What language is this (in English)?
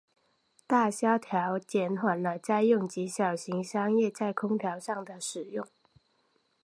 Chinese